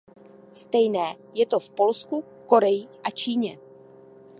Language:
Czech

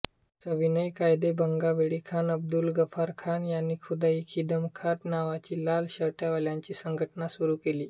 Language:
Marathi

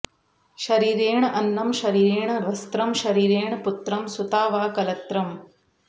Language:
Sanskrit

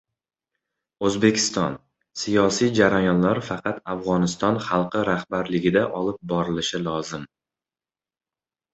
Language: Uzbek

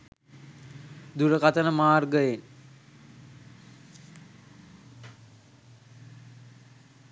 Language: Sinhala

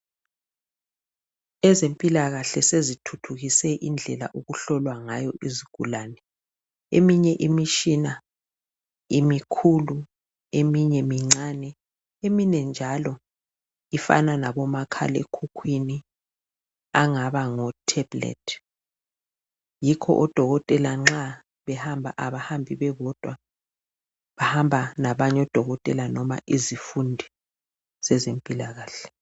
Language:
North Ndebele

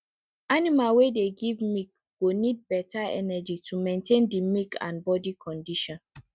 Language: Nigerian Pidgin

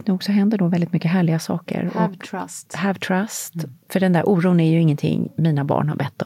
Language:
Swedish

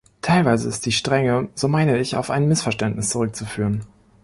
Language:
German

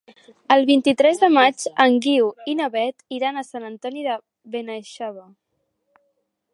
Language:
Catalan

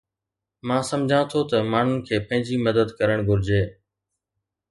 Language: Sindhi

